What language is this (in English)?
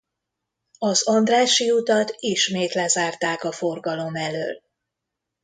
Hungarian